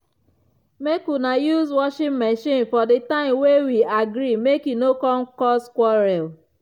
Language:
Nigerian Pidgin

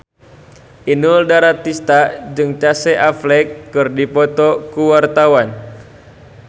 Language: Sundanese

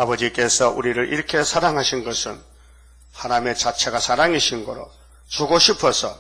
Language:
Korean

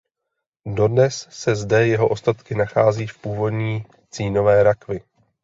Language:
Czech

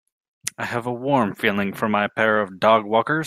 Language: English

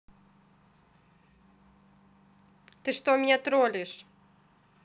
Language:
Russian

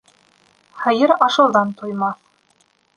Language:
Bashkir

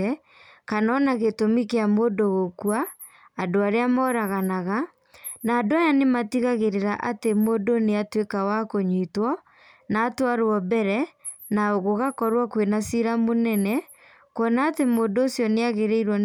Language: Kikuyu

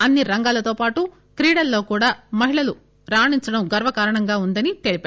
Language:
Telugu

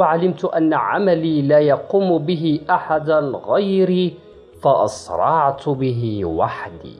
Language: Arabic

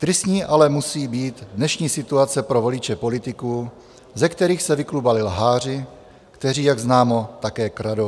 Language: Czech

